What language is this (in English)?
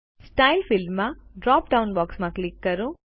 Gujarati